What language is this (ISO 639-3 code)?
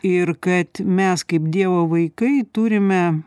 lit